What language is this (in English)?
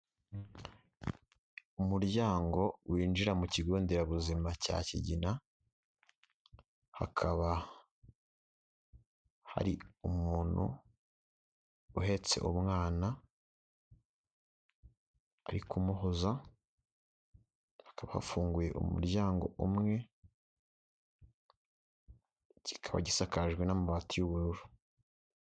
Kinyarwanda